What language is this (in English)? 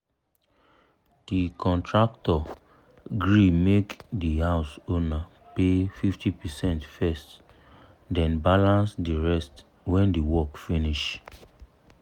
Nigerian Pidgin